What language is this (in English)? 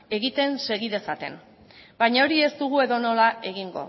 Basque